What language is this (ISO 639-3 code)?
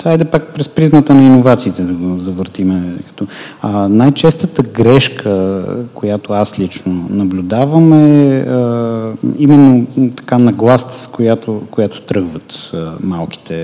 bul